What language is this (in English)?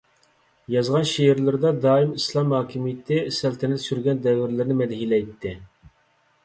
Uyghur